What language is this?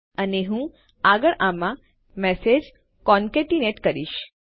Gujarati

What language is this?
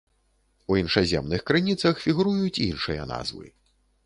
Belarusian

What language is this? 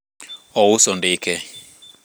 Luo (Kenya and Tanzania)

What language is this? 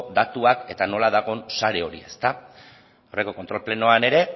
Basque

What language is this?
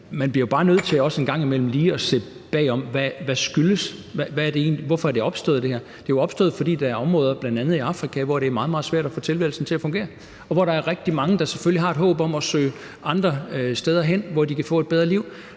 Danish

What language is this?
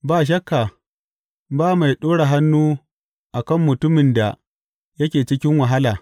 Hausa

